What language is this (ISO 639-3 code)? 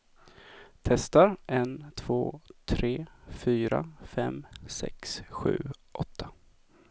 swe